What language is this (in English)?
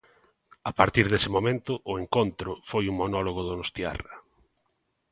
Galician